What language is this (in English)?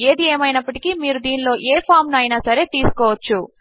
Telugu